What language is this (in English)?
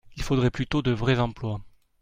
French